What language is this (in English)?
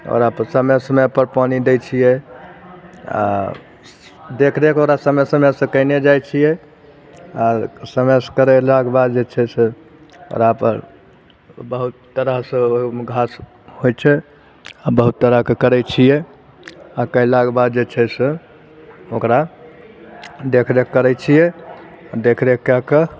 Maithili